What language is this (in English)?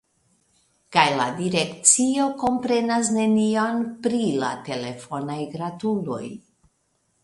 Esperanto